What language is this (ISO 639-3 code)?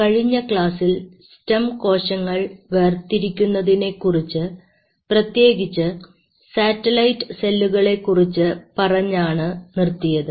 mal